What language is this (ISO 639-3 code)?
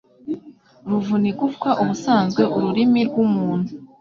kin